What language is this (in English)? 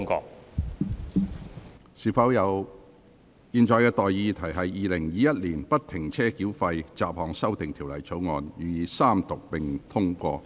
Cantonese